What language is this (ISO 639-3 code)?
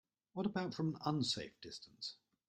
eng